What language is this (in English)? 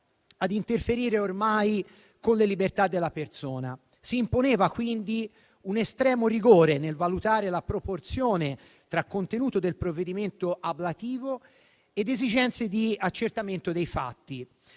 Italian